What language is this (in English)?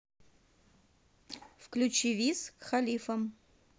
Russian